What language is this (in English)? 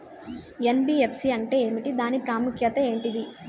Telugu